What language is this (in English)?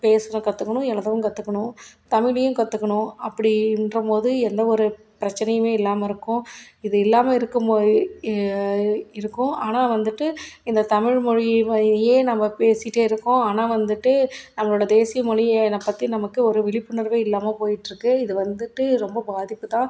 Tamil